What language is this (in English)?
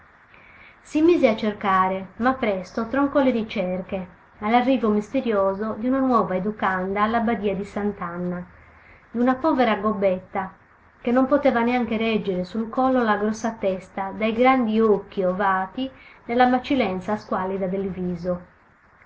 Italian